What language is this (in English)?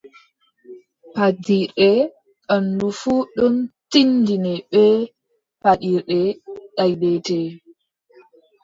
Adamawa Fulfulde